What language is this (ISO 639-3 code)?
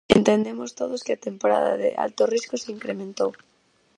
glg